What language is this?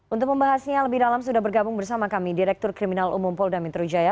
Indonesian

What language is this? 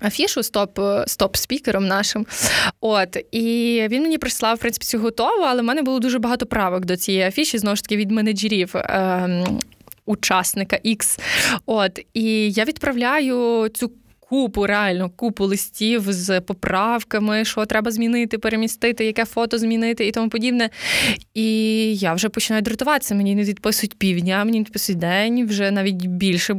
Ukrainian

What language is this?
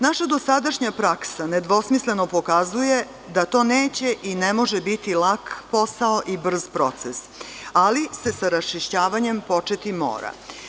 Serbian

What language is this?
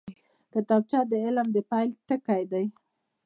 Pashto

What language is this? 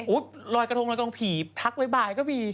Thai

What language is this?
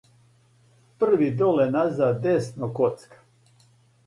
Serbian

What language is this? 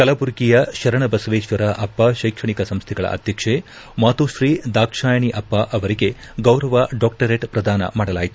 Kannada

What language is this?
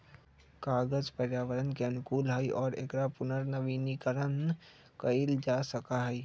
Magahi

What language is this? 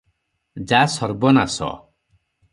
Odia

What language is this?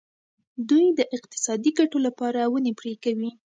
Pashto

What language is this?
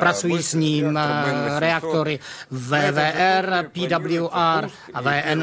Czech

